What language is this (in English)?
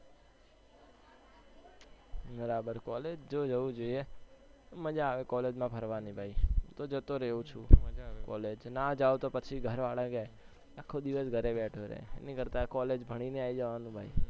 Gujarati